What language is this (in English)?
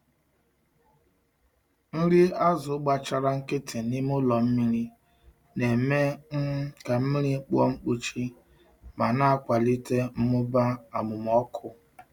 Igbo